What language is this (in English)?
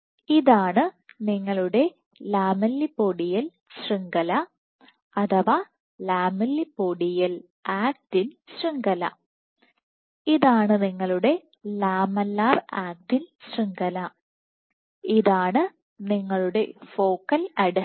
Malayalam